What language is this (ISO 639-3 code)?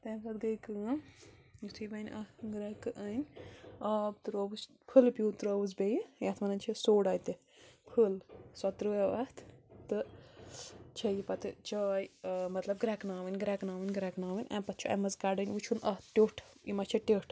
kas